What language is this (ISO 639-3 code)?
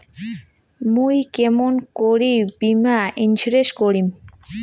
ben